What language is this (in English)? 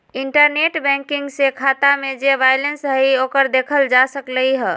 Magahi